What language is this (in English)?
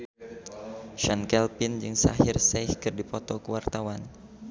Sundanese